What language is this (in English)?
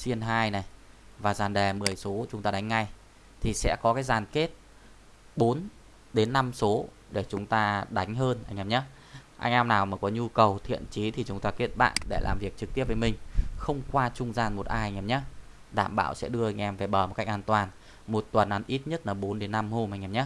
Vietnamese